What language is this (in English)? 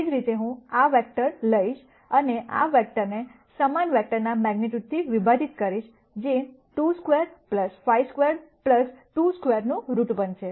Gujarati